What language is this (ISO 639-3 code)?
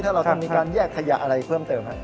tha